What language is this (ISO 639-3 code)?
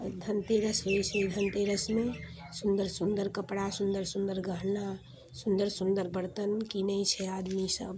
mai